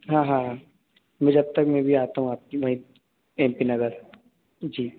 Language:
Hindi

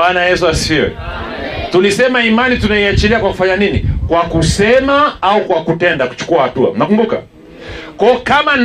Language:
Swahili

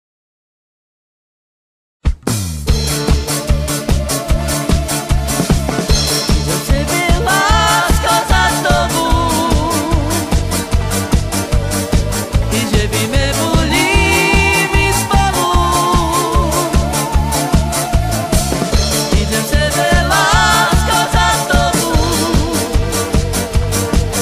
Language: Romanian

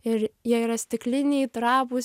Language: Lithuanian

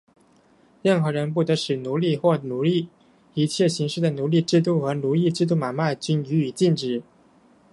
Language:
Chinese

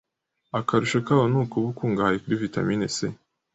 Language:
Kinyarwanda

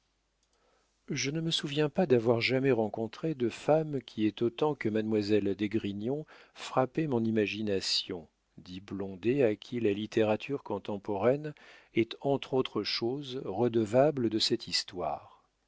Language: French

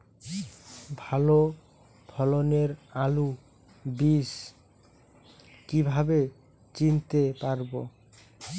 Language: Bangla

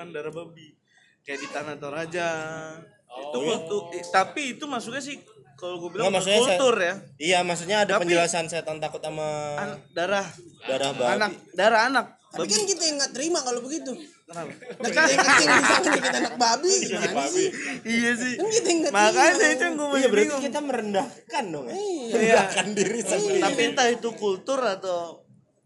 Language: Indonesian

